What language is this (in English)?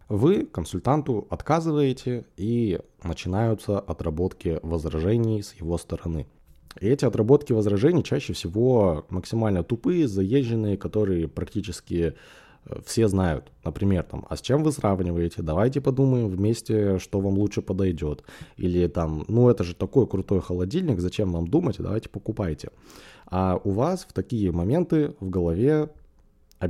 Russian